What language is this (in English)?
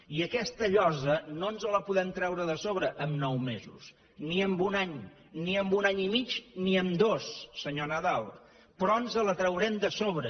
Catalan